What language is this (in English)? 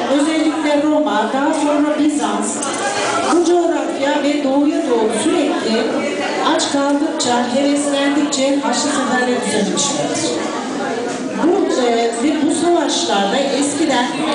Turkish